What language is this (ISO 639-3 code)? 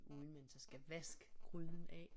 dan